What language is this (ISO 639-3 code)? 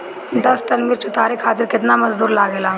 bho